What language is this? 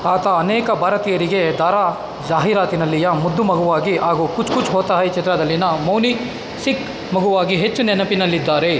Kannada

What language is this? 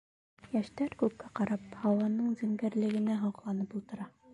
Bashkir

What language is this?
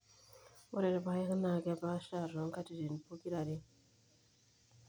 Masai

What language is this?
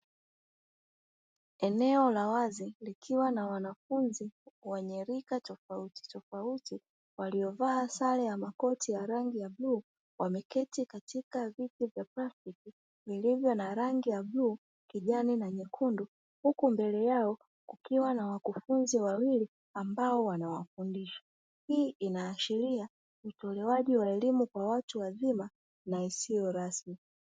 Swahili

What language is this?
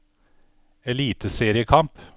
Norwegian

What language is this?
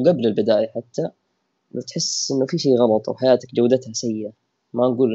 Arabic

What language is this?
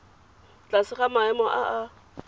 Tswana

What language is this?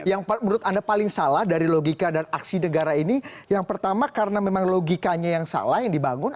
Indonesian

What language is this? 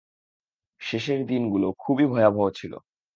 Bangla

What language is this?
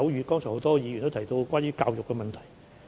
Cantonese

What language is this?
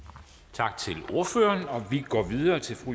Danish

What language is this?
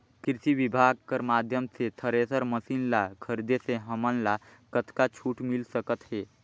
Chhattisgarhi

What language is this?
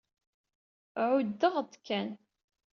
Kabyle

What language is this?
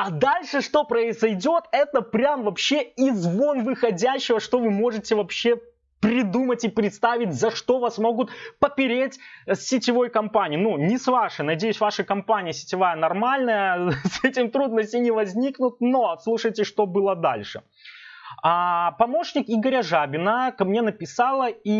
Russian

